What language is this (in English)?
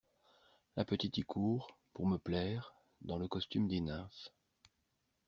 French